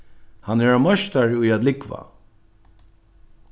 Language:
Faroese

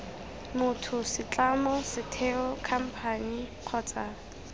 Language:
Tswana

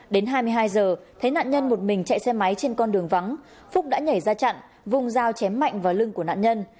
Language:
Vietnamese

